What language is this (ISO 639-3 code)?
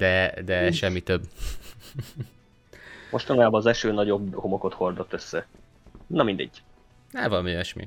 hun